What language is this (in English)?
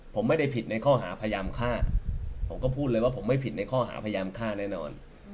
Thai